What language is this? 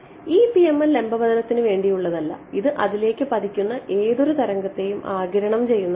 Malayalam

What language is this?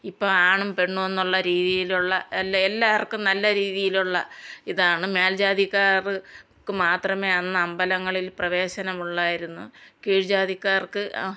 Malayalam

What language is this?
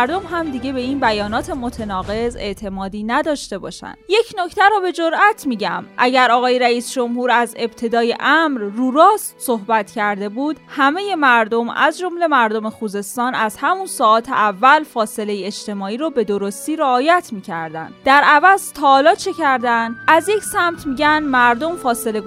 Persian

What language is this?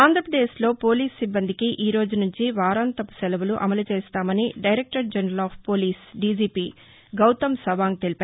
Telugu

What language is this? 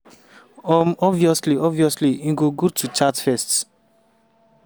Nigerian Pidgin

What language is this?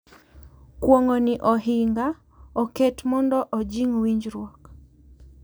Luo (Kenya and Tanzania)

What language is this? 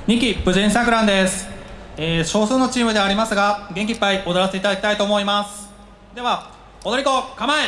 Japanese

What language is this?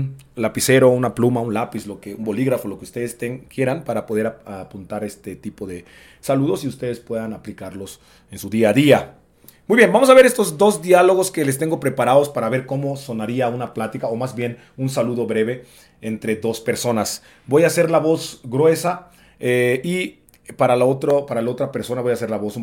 Spanish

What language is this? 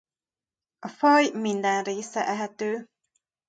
Hungarian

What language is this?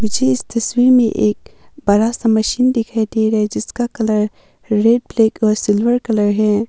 Hindi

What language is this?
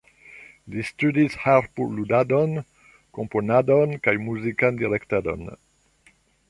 Esperanto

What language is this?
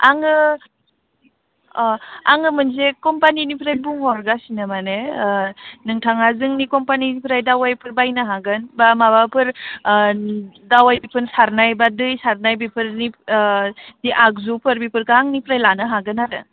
Bodo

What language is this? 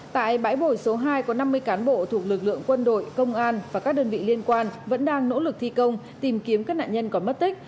Vietnamese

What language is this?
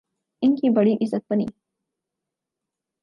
Urdu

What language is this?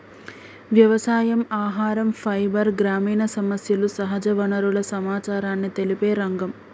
Telugu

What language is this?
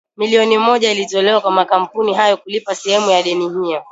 Swahili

